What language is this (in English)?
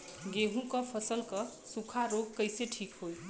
Bhojpuri